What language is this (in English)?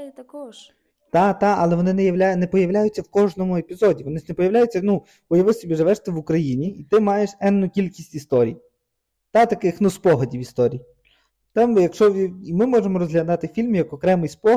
Ukrainian